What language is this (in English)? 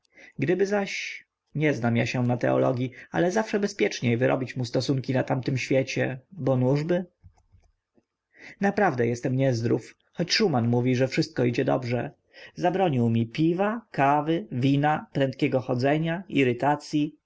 Polish